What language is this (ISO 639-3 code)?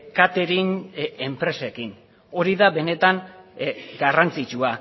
eus